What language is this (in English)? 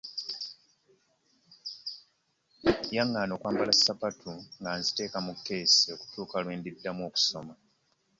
Ganda